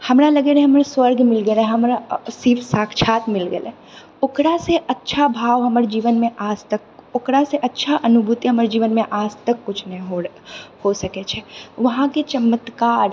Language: Maithili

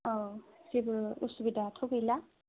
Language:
Bodo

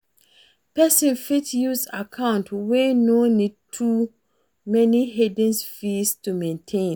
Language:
Nigerian Pidgin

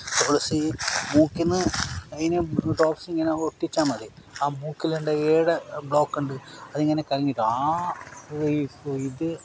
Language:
Malayalam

